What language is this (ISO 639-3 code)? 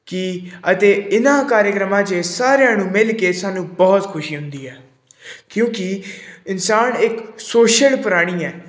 pan